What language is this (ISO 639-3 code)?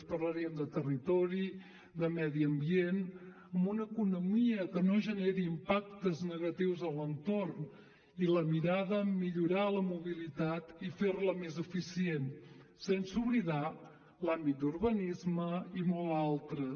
cat